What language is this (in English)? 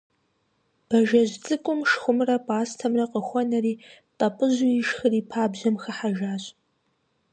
Kabardian